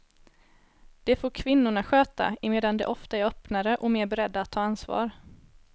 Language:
Swedish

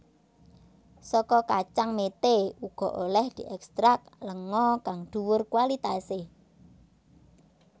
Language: Javanese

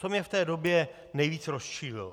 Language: Czech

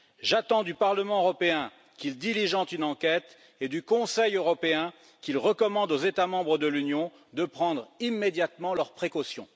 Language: French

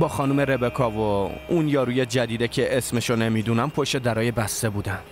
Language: Persian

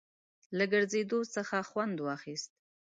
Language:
Pashto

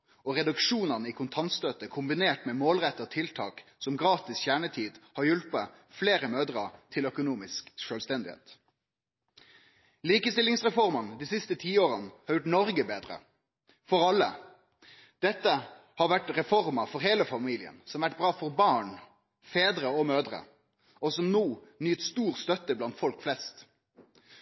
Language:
Norwegian Nynorsk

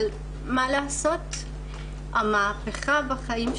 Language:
Hebrew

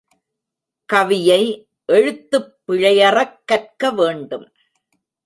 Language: Tamil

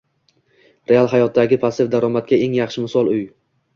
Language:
Uzbek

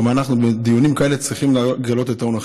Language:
Hebrew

